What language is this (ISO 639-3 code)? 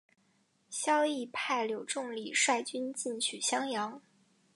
zho